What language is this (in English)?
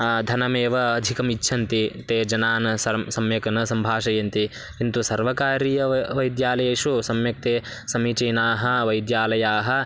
Sanskrit